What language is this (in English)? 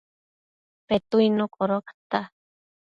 Matsés